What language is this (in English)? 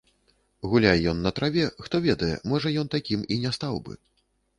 Belarusian